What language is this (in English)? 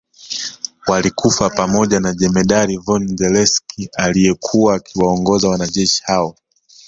Swahili